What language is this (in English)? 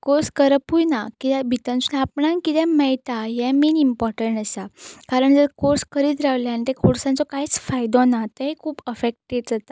Konkani